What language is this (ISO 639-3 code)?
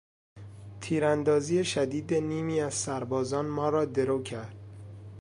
fas